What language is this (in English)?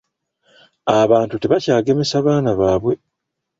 Ganda